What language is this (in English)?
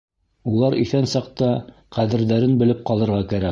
Bashkir